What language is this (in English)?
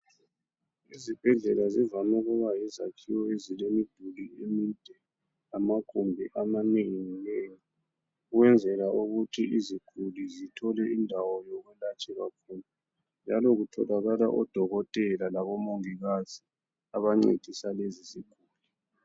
North Ndebele